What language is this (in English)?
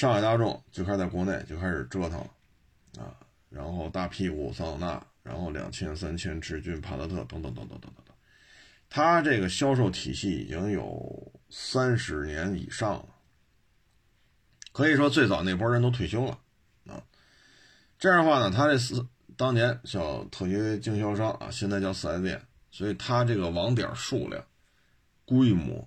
Chinese